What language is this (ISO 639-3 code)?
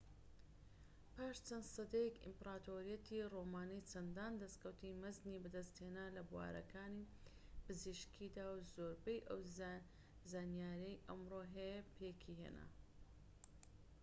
ckb